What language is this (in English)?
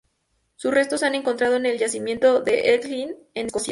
Spanish